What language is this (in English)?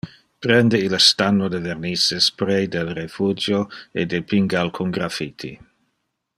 Interlingua